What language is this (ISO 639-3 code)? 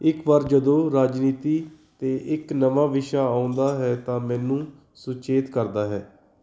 pan